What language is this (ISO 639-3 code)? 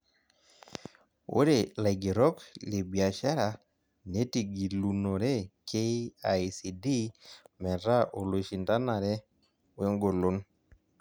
mas